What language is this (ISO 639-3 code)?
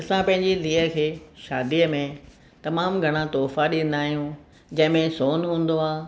snd